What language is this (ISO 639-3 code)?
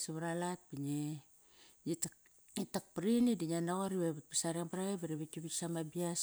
ckr